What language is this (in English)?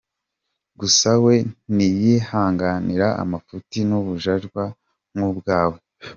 Kinyarwanda